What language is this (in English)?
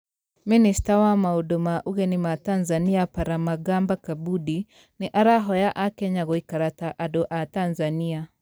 Kikuyu